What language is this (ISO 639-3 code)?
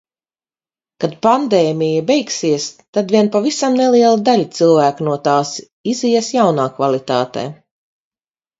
lav